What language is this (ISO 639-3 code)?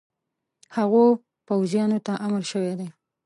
pus